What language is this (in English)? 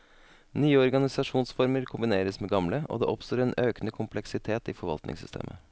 Norwegian